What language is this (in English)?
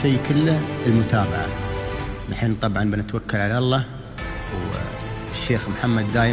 Arabic